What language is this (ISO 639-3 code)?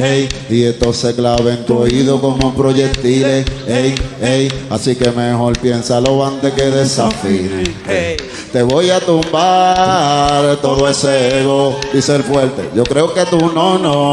spa